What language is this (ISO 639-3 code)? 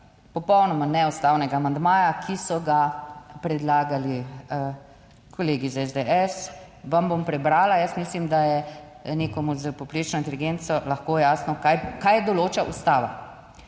slv